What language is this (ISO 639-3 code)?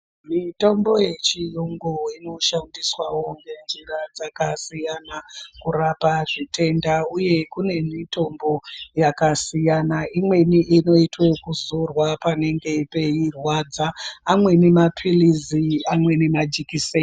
ndc